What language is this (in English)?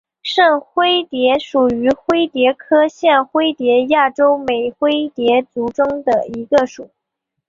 Chinese